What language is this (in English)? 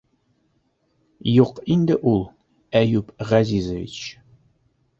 Bashkir